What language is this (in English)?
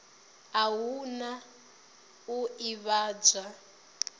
Venda